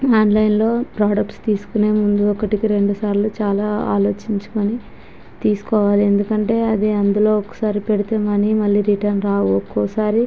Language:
Telugu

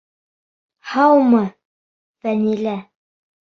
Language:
Bashkir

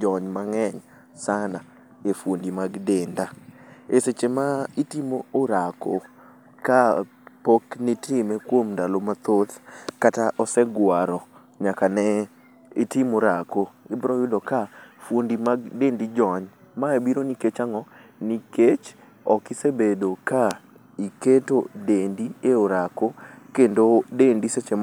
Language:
Luo (Kenya and Tanzania)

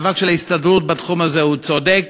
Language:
Hebrew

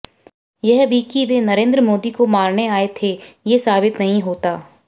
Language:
Hindi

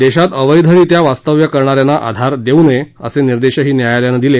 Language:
Marathi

